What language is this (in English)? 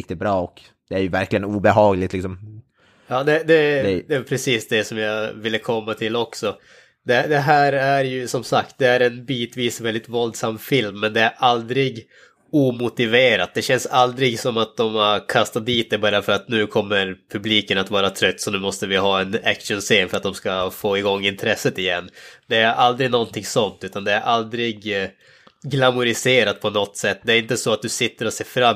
Swedish